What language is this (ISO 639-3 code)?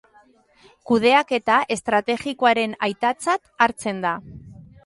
eus